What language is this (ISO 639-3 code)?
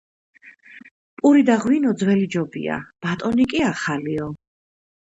kat